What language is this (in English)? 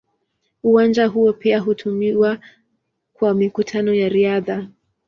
Swahili